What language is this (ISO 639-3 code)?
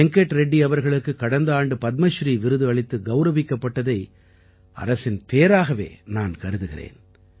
tam